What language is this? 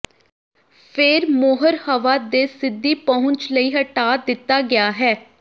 Punjabi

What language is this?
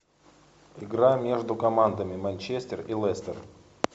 Russian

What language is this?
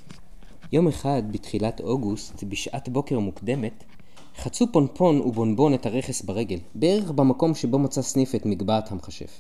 Hebrew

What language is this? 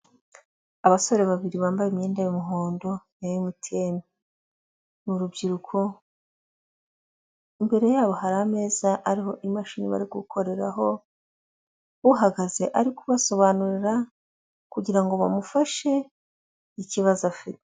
Kinyarwanda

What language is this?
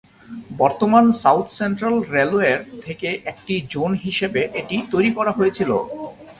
Bangla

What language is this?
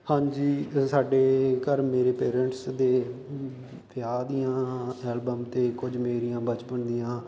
Punjabi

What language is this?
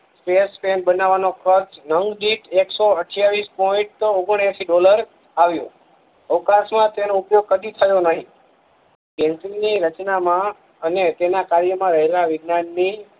Gujarati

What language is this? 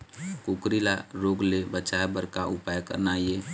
Chhattisgarhi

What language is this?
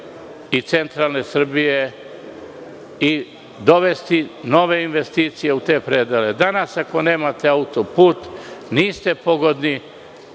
Serbian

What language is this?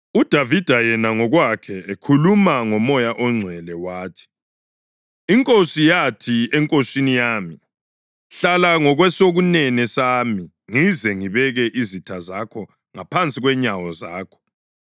North Ndebele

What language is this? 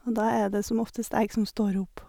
Norwegian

